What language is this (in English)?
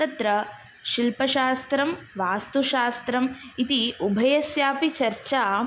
Sanskrit